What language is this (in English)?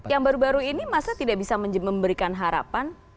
Indonesian